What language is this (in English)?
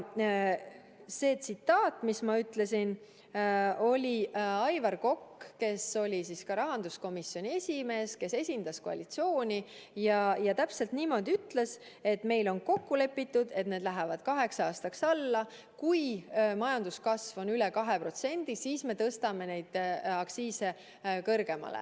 Estonian